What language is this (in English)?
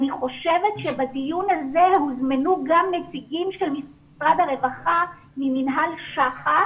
Hebrew